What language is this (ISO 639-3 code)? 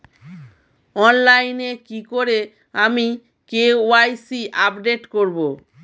ben